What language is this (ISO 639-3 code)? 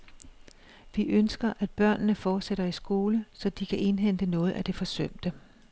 dan